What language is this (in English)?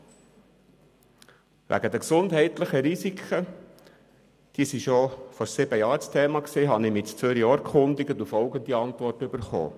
Swiss German